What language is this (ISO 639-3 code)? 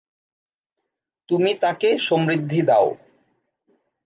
ben